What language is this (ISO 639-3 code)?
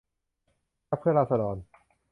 tha